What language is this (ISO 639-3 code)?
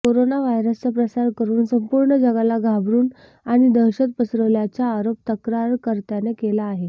mar